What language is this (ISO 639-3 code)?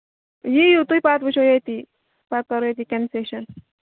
kas